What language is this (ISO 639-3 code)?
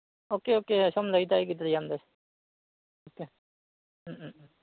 mni